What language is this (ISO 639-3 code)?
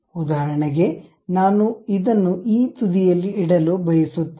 kan